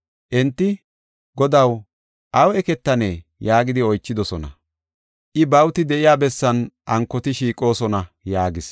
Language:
Gofa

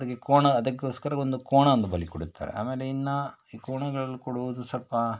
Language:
Kannada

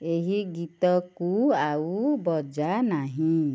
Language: Odia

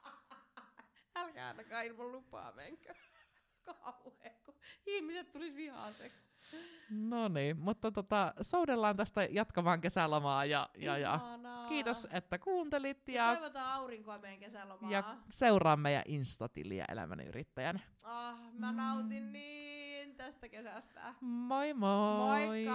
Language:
Finnish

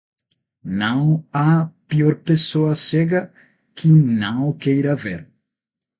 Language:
Portuguese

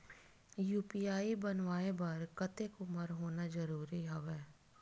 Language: Chhattisgarhi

